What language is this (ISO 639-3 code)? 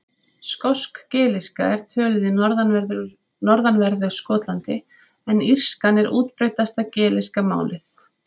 isl